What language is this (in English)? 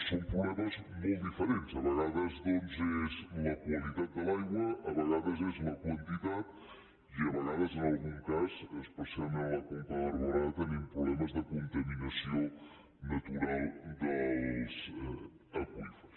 Catalan